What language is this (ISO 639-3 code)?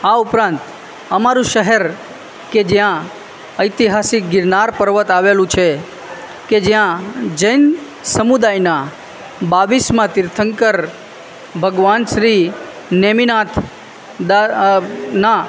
guj